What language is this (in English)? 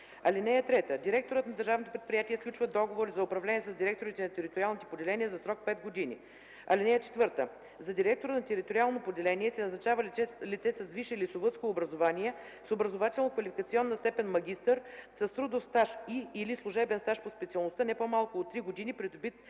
Bulgarian